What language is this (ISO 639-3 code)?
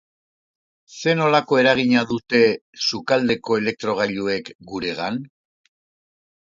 eus